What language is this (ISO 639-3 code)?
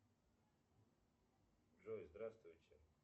rus